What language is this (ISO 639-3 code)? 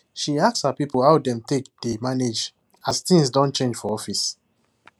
pcm